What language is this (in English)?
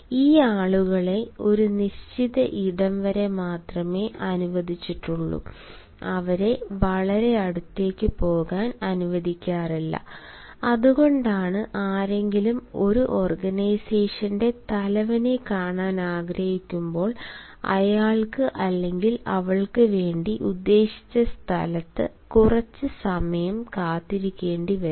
Malayalam